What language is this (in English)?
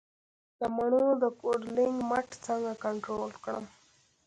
Pashto